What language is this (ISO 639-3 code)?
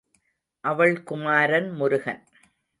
tam